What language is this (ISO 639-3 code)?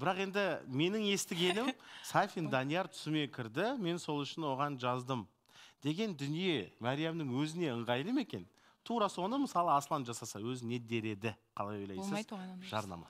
tur